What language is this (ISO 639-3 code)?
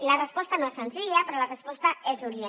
cat